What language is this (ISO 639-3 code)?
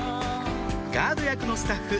jpn